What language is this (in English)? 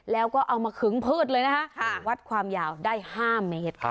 Thai